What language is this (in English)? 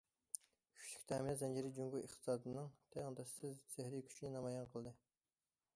Uyghur